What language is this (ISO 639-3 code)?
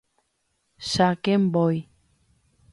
grn